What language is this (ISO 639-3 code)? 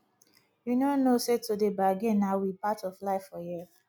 pcm